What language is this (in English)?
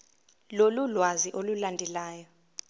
Zulu